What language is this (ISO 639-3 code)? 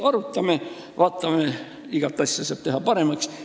est